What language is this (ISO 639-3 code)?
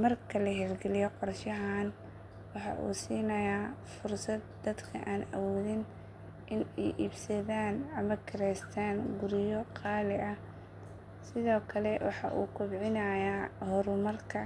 som